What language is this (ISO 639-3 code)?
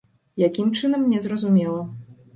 bel